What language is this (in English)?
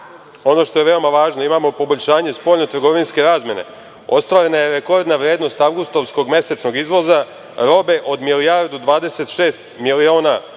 Serbian